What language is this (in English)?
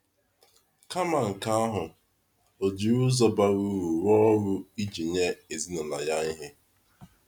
Igbo